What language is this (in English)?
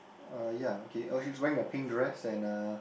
English